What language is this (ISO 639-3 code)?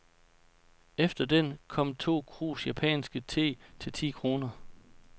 dan